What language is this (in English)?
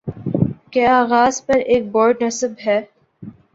Urdu